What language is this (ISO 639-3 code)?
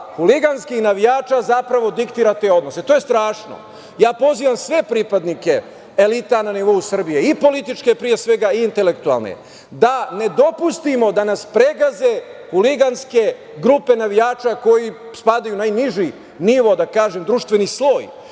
srp